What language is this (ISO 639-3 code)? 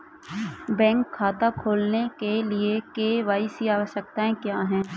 hin